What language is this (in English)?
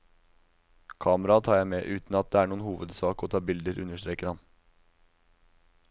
Norwegian